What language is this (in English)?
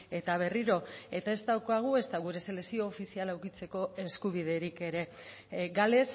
Basque